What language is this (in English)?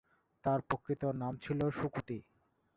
Bangla